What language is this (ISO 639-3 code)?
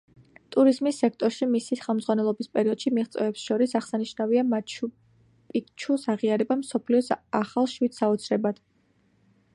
kat